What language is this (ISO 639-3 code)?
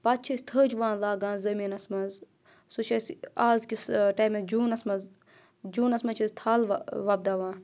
kas